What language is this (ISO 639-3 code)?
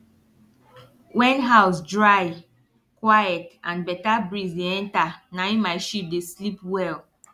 pcm